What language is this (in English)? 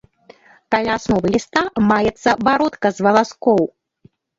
Belarusian